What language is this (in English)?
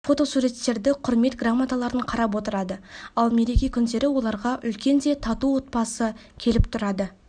Kazakh